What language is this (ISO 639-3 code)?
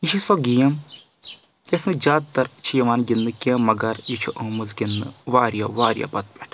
kas